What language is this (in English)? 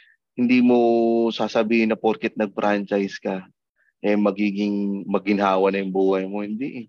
Filipino